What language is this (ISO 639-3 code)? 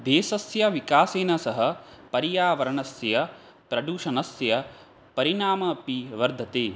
san